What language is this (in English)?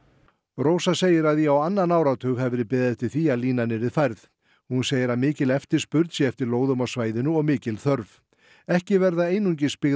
Icelandic